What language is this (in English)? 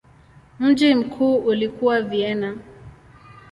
Swahili